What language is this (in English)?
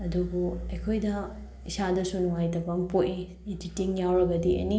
Manipuri